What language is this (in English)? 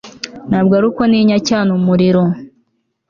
Kinyarwanda